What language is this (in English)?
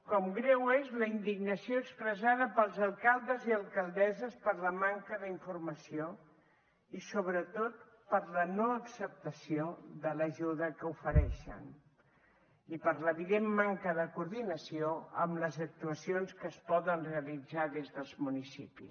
Catalan